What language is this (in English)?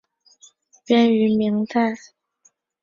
Chinese